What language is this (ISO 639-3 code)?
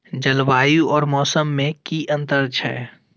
mai